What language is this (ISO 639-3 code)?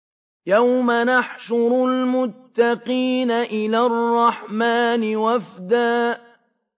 ara